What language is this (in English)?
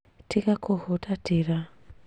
Kikuyu